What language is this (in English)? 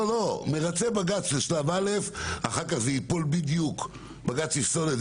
Hebrew